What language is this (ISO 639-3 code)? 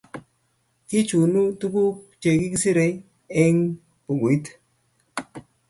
kln